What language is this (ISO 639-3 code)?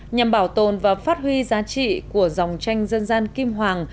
vie